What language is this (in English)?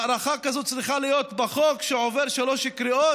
Hebrew